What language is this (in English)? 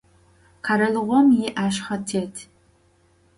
Adyghe